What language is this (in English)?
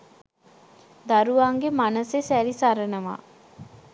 Sinhala